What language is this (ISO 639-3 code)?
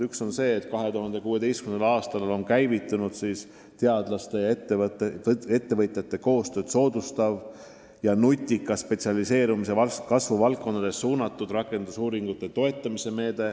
est